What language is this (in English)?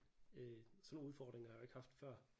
Danish